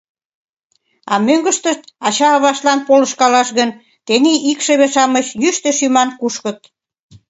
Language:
Mari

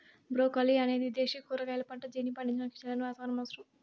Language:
Telugu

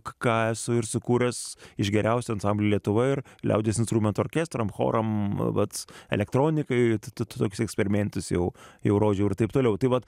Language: Lithuanian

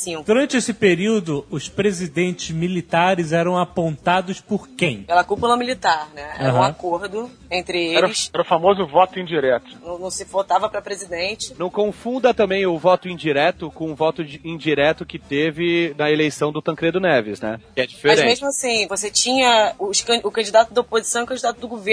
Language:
Portuguese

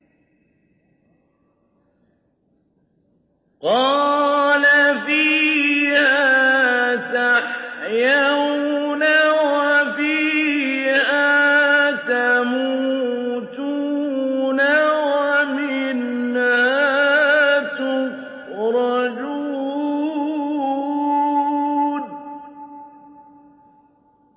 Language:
Arabic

